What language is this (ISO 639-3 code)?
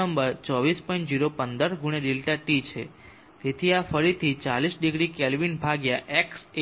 guj